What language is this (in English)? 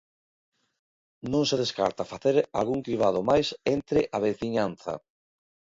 Galician